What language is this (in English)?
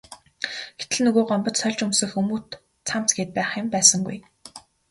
Mongolian